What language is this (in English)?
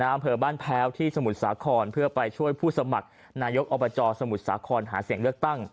Thai